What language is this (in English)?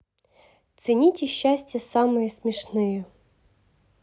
Russian